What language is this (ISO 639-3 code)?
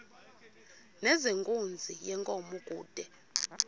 xho